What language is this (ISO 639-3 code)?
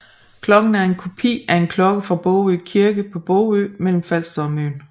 dan